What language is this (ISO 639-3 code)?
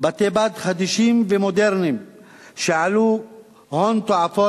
heb